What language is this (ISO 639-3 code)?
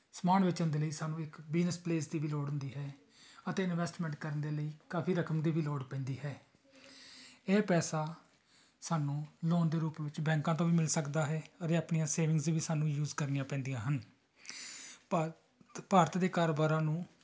pan